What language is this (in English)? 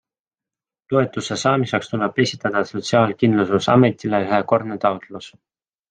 Estonian